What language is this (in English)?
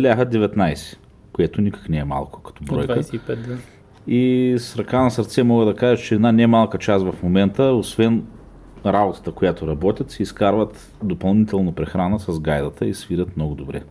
Bulgarian